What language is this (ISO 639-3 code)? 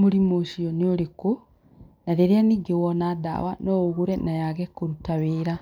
kik